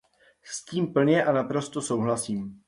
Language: Czech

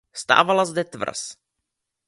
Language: Czech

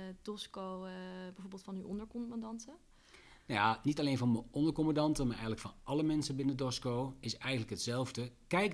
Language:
Dutch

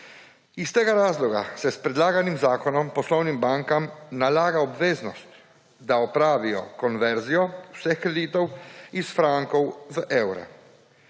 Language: Slovenian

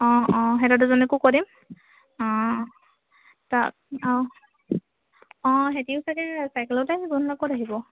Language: Assamese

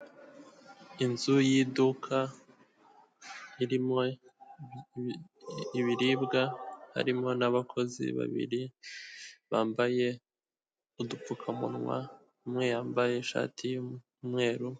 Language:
Kinyarwanda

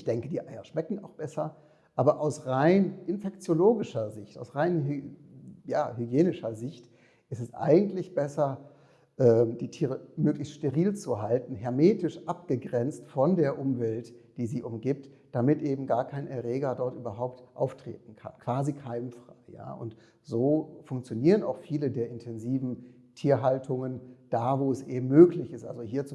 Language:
German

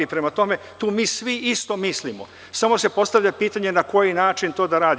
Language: Serbian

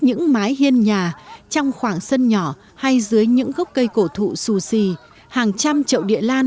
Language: Vietnamese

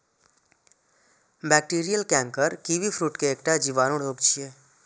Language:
Maithili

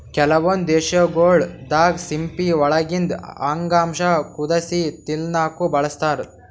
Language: Kannada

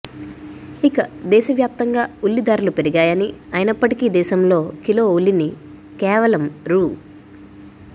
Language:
Telugu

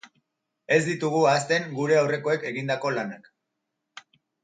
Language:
Basque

